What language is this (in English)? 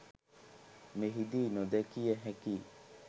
Sinhala